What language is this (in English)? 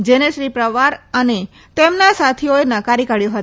Gujarati